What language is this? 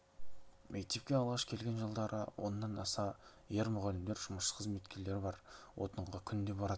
Kazakh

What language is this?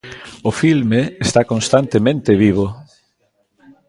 Galician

